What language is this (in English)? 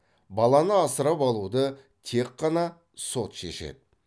Kazakh